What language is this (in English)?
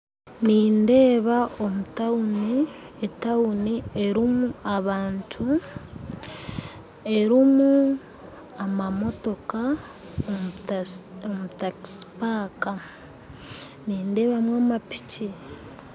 Nyankole